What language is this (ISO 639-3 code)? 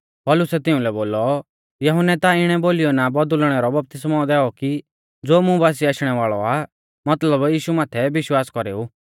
bfz